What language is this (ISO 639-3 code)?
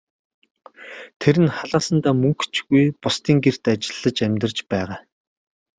mon